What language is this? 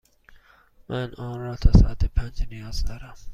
Persian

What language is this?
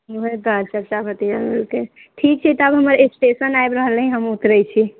Maithili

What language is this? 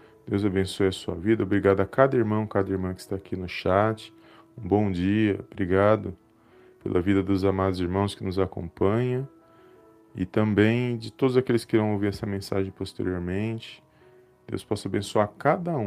Portuguese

